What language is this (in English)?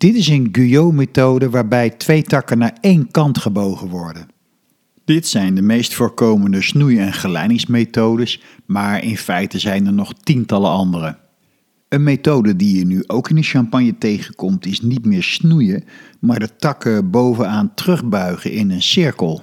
Dutch